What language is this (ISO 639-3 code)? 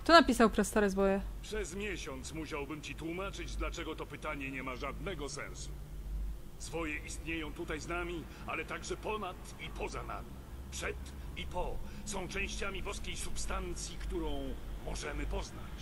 pol